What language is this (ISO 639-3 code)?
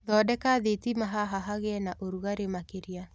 kik